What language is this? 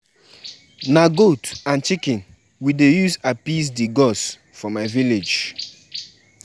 Nigerian Pidgin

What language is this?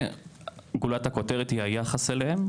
Hebrew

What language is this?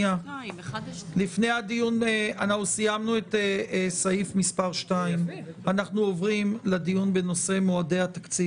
Hebrew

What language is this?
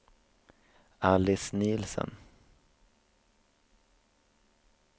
Swedish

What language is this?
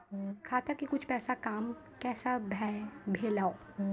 Maithili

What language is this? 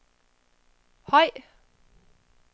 Danish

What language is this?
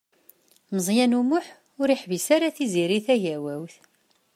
Kabyle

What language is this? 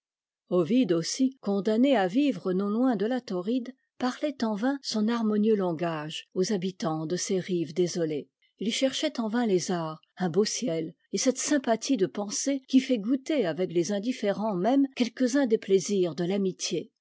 French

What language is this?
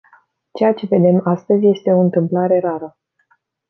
Romanian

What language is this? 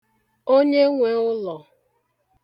Igbo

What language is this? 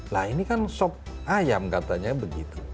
Indonesian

